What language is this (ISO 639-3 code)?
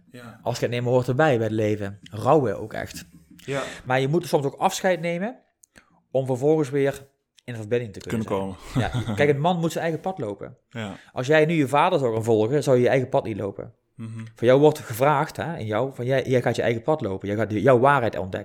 nld